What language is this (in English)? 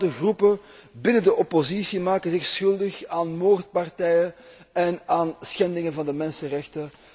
Dutch